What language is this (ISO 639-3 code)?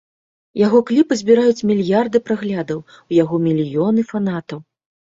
bel